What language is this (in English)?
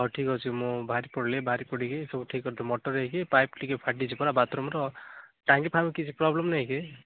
Odia